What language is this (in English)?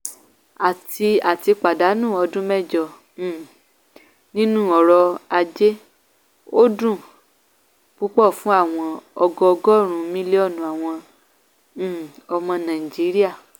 Yoruba